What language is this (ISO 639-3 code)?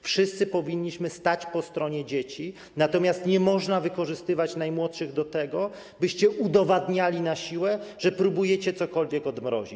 pol